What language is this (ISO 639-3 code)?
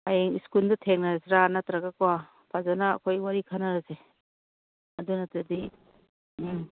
mni